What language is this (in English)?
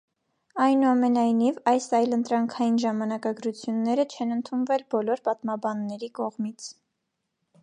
Armenian